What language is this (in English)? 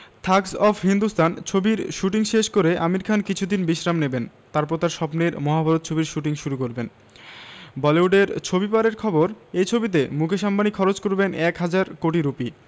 Bangla